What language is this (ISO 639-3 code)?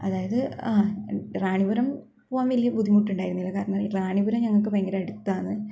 mal